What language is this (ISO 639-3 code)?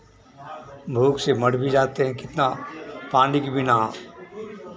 hin